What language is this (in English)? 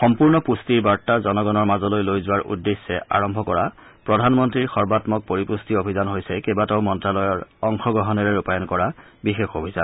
Assamese